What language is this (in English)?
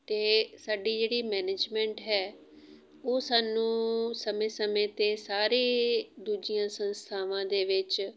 Punjabi